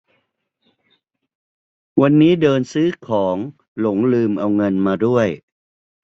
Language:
Thai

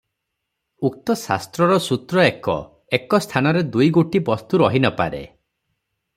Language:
Odia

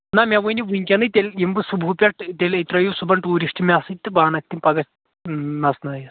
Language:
Kashmiri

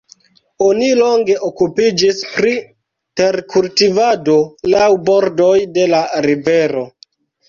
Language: Esperanto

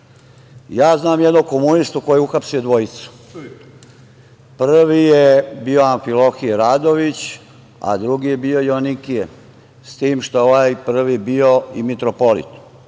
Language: Serbian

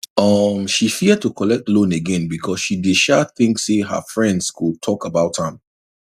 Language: Nigerian Pidgin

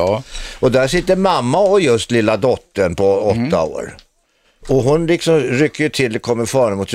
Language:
Swedish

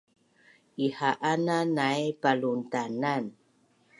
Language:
Bunun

